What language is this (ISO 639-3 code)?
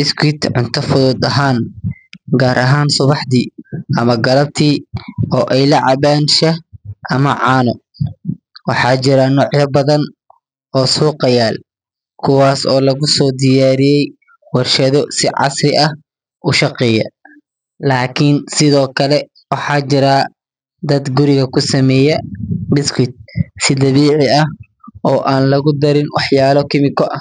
som